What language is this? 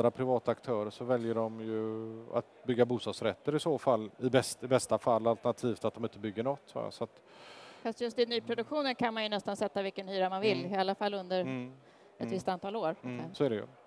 Swedish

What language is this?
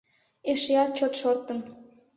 Mari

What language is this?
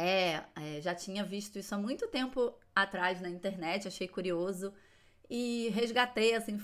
Portuguese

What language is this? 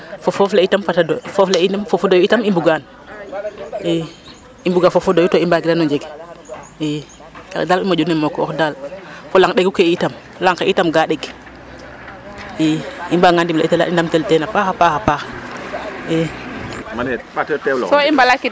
Serer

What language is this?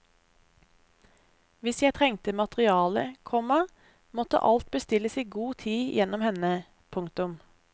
Norwegian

